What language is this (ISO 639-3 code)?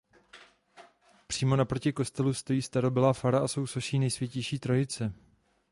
ces